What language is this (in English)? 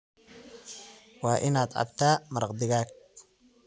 Somali